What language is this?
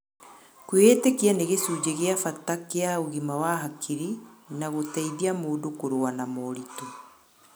Kikuyu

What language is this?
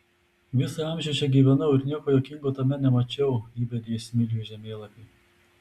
Lithuanian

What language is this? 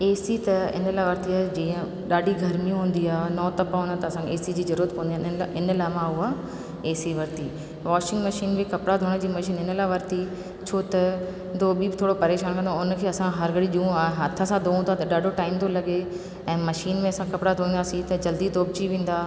Sindhi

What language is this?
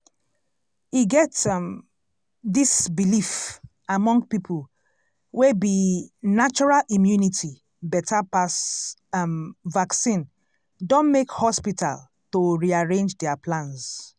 Nigerian Pidgin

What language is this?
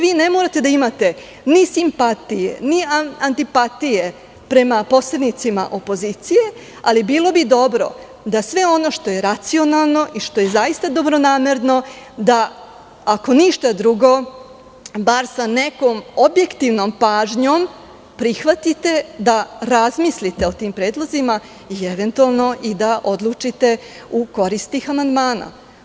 Serbian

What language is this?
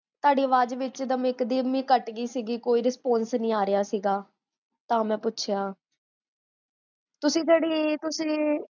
Punjabi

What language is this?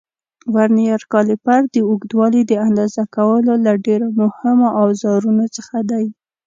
Pashto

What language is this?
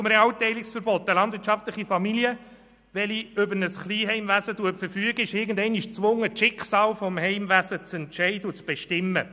Swiss German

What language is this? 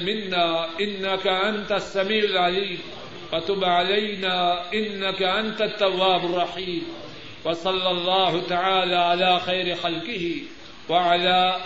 Urdu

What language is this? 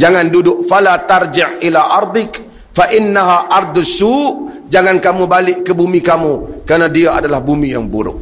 Malay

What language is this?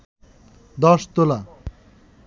Bangla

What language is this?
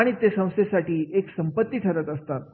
Marathi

